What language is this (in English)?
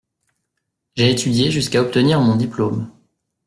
French